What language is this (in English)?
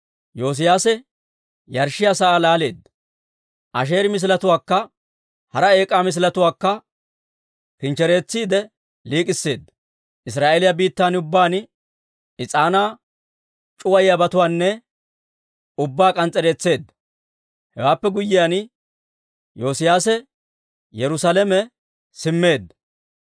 Dawro